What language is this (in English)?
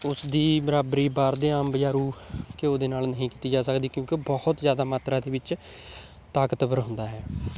Punjabi